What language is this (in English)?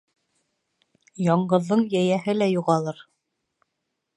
Bashkir